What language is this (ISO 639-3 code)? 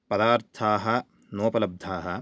san